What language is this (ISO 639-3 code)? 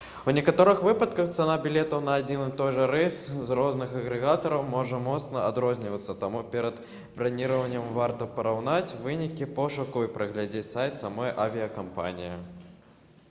bel